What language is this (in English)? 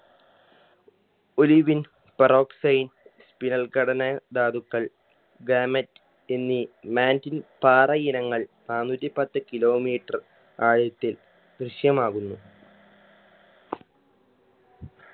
Malayalam